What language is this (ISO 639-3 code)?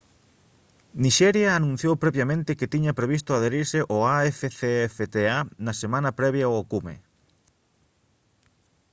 glg